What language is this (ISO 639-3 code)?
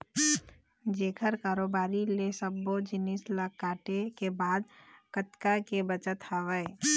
hne